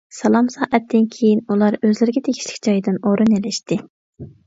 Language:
Uyghur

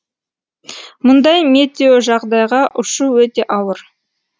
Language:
Kazakh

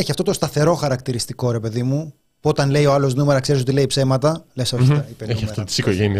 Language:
Greek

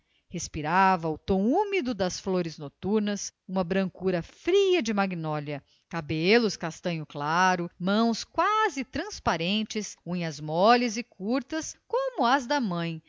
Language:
Portuguese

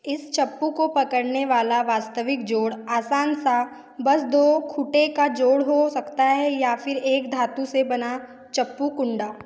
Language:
Hindi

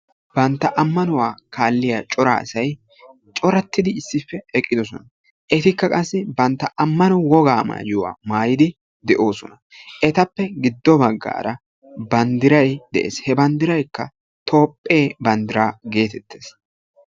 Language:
Wolaytta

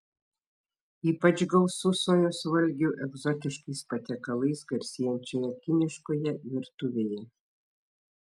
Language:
Lithuanian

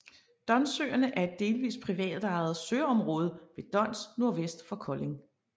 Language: Danish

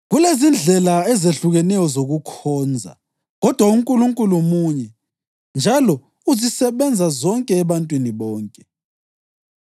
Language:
North Ndebele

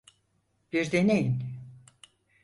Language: Turkish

